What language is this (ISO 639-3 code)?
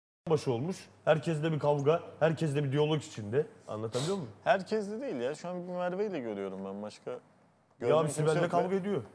tur